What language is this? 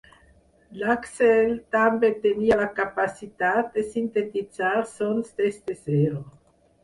Catalan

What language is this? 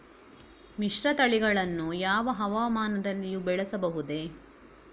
Kannada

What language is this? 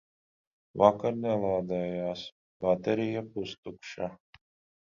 Latvian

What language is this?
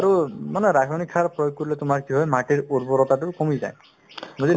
Assamese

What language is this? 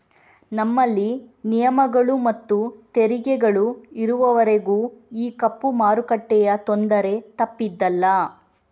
Kannada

